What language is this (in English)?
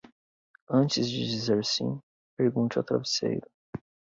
Portuguese